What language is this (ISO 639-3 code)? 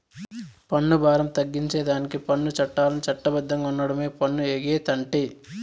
tel